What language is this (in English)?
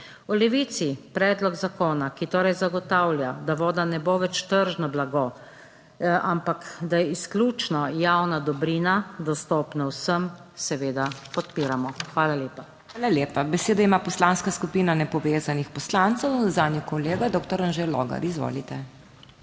Slovenian